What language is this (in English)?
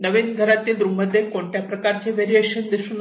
Marathi